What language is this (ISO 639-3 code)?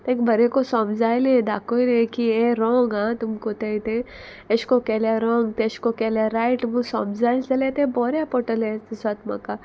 kok